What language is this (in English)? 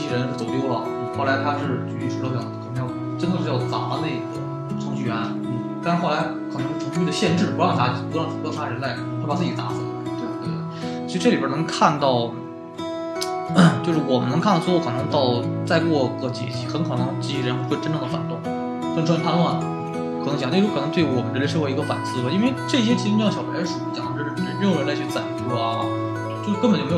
Chinese